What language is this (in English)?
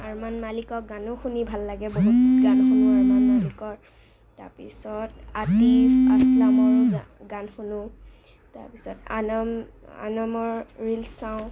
Assamese